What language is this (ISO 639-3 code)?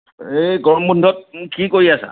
asm